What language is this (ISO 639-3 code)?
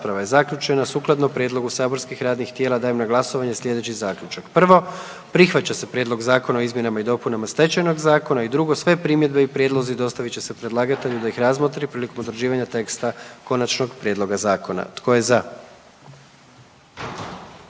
hrv